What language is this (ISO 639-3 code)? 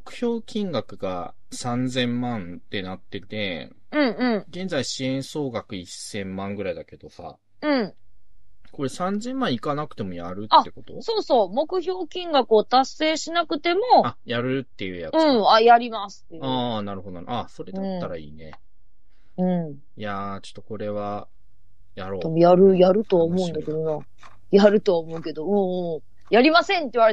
jpn